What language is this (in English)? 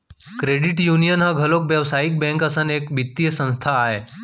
Chhattisgarhi